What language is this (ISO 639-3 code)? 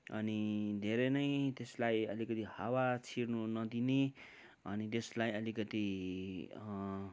nep